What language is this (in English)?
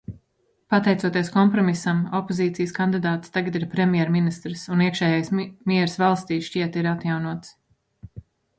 Latvian